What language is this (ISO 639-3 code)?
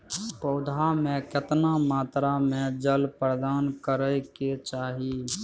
mai